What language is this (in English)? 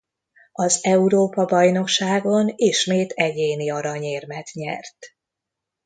Hungarian